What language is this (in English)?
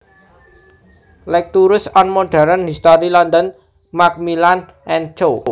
Javanese